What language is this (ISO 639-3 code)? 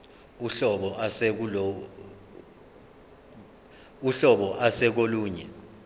zul